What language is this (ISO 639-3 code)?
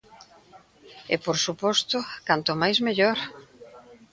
glg